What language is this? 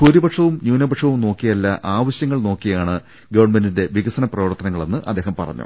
Malayalam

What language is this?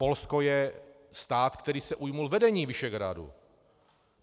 Czech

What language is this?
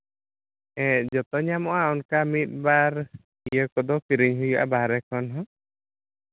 Santali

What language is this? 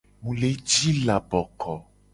Gen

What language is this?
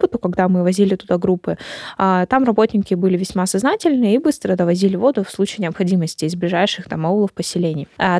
Russian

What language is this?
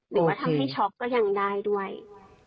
Thai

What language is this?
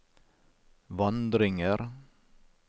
Norwegian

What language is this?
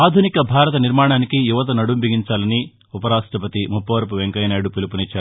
Telugu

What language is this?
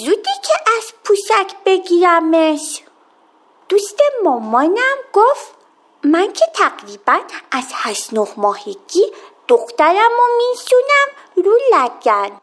Persian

